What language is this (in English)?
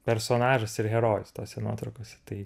Lithuanian